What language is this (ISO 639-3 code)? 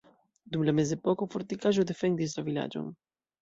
epo